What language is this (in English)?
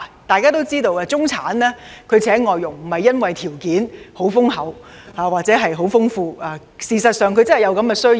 Cantonese